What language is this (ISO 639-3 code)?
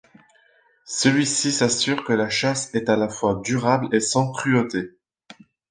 fra